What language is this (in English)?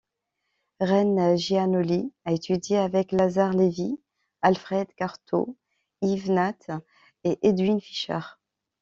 French